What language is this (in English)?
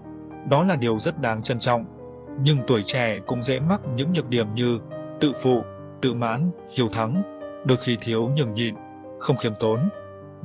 Vietnamese